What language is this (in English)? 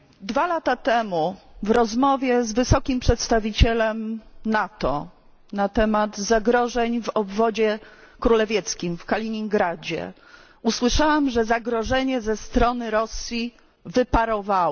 Polish